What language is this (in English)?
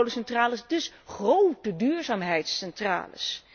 Dutch